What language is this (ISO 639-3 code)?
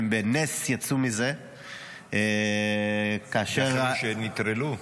heb